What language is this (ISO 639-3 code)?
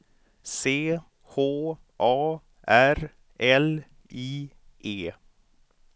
swe